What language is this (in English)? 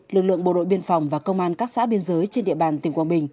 Vietnamese